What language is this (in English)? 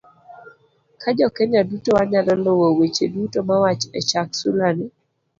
Luo (Kenya and Tanzania)